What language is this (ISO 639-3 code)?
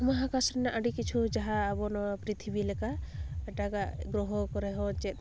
sat